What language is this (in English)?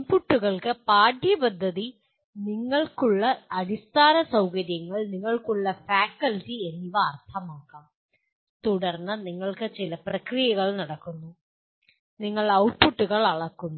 Malayalam